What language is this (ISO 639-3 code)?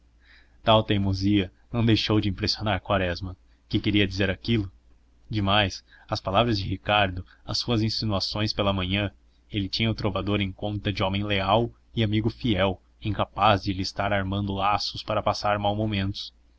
por